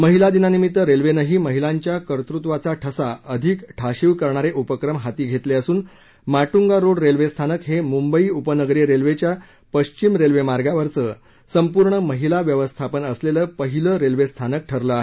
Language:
Marathi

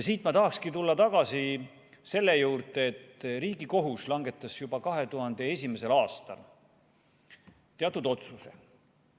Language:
Estonian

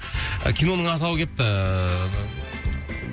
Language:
Kazakh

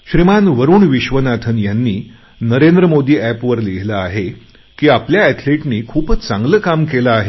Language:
Marathi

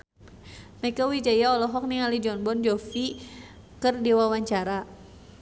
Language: Sundanese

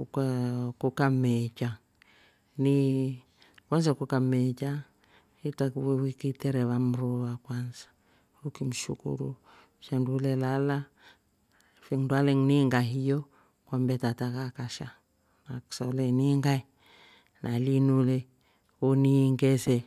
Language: Rombo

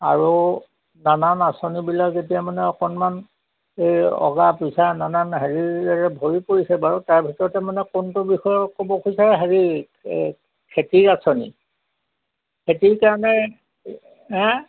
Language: Assamese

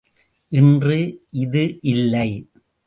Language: Tamil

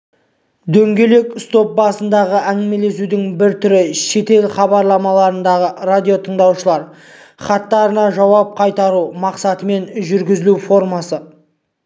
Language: Kazakh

